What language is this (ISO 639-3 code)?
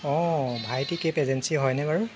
asm